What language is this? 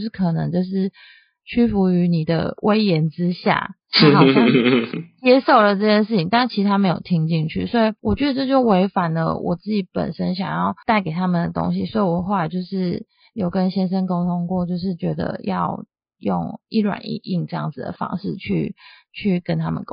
Chinese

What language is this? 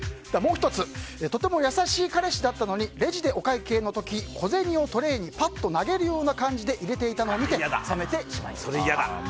Japanese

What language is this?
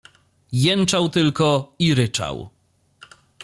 Polish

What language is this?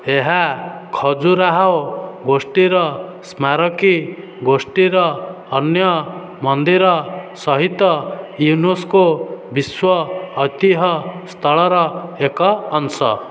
Odia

